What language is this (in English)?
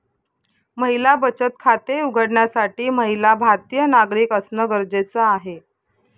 Marathi